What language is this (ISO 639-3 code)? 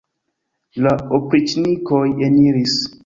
epo